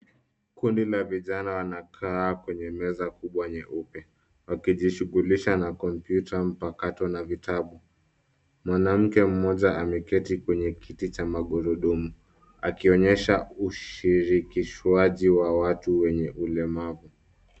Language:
Swahili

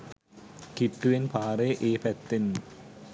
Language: Sinhala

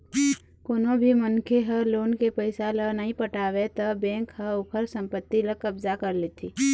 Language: Chhattisgarhi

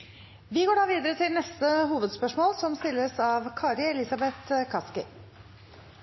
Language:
Norwegian Bokmål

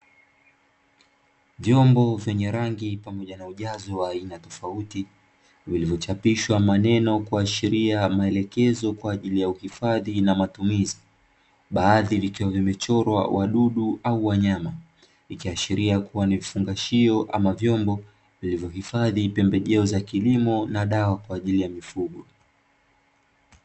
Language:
Swahili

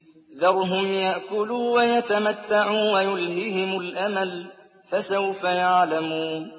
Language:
Arabic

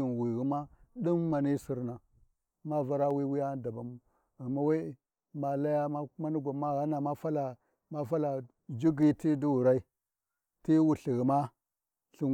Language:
Warji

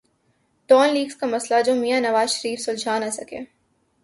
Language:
Urdu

